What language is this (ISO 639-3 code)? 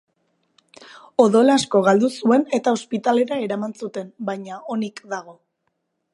eus